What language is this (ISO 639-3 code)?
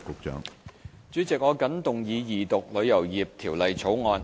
yue